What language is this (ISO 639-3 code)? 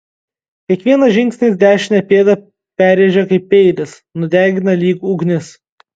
lit